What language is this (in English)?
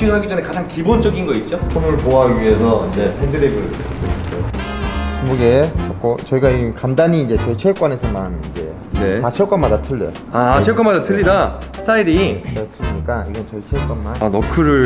Korean